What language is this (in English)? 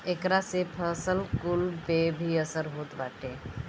Bhojpuri